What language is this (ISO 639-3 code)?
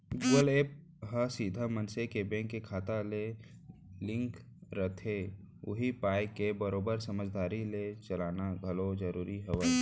hne